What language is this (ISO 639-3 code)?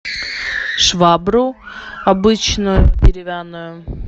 rus